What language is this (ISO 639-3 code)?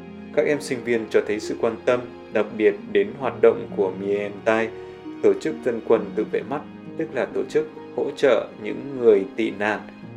vie